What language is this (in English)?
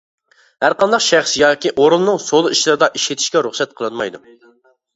Uyghur